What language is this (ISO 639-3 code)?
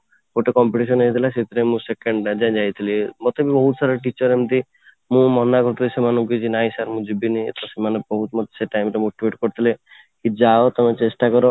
ori